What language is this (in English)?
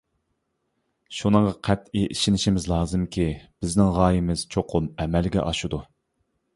Uyghur